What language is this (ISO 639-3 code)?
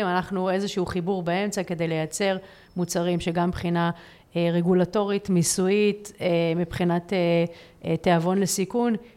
heb